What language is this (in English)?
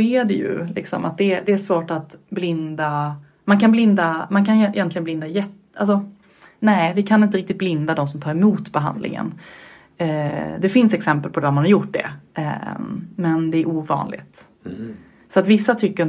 Swedish